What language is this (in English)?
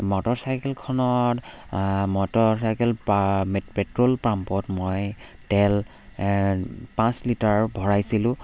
Assamese